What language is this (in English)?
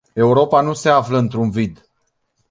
Romanian